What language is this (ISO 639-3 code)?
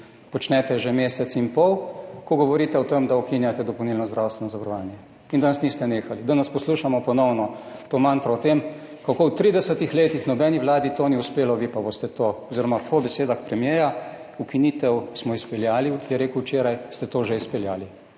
slv